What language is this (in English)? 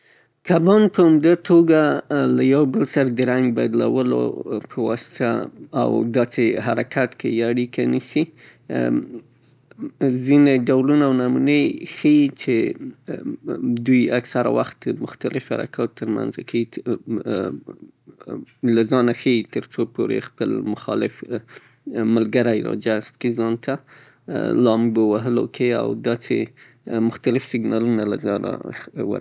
Southern Pashto